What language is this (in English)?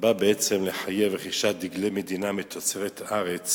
Hebrew